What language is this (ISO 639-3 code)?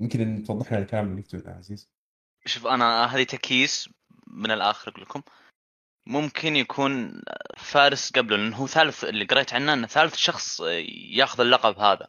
ara